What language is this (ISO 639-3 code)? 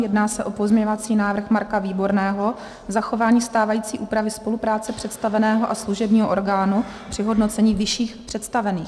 ces